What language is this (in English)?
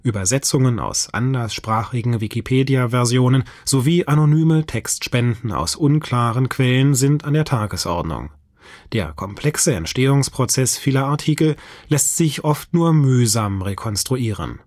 German